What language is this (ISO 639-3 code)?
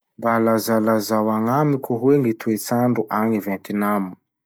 msh